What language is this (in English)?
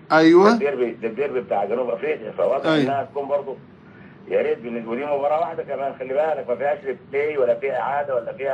Arabic